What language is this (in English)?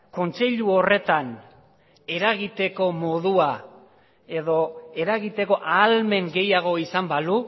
Basque